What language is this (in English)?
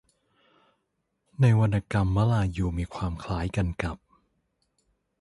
Thai